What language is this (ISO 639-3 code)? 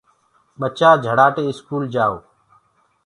ggg